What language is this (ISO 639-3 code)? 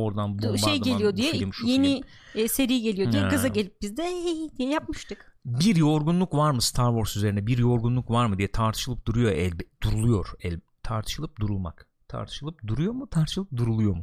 tur